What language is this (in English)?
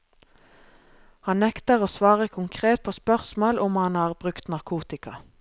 Norwegian